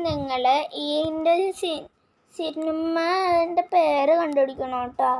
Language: Malayalam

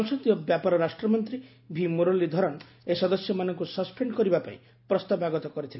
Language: Odia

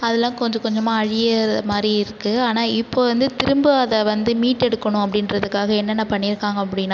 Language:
Tamil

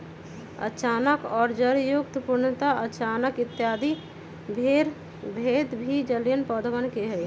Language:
Magahi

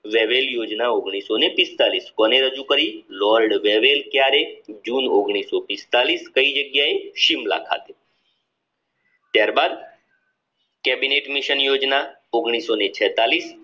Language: Gujarati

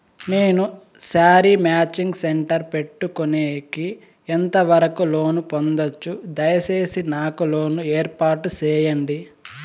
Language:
Telugu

